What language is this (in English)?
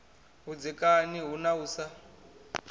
Venda